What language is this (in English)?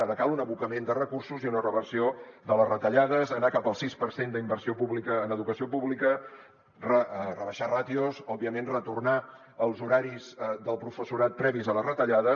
Catalan